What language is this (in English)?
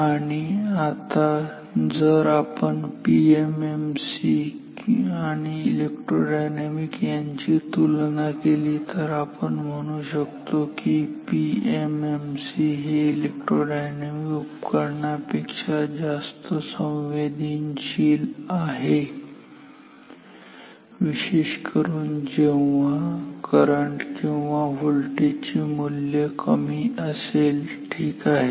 Marathi